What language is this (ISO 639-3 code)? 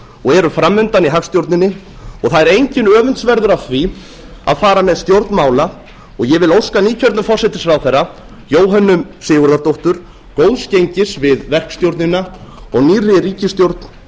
isl